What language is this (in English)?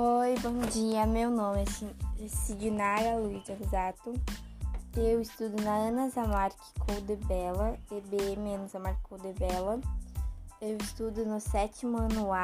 Portuguese